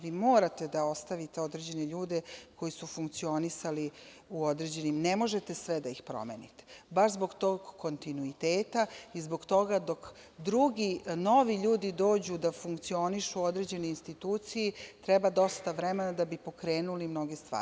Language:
Serbian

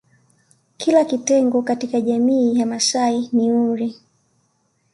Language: Swahili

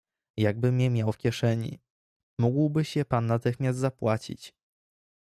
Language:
Polish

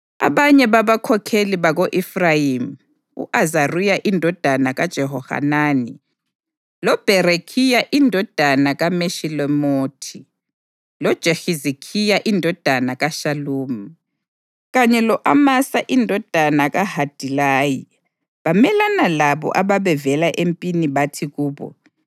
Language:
North Ndebele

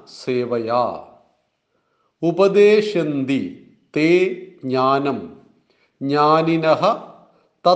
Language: Malayalam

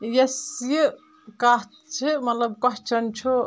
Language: Kashmiri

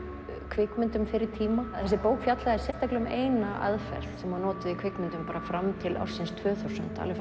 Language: Icelandic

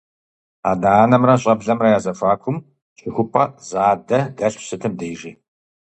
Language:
Kabardian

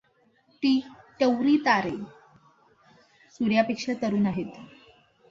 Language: Marathi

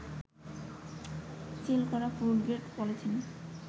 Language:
Bangla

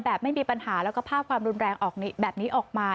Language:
Thai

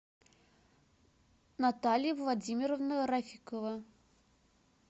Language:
Russian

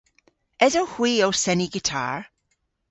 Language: Cornish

